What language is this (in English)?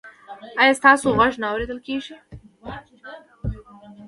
Pashto